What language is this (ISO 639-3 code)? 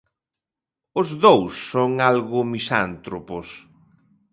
glg